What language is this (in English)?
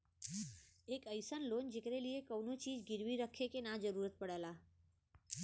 Bhojpuri